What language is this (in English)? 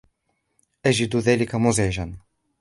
Arabic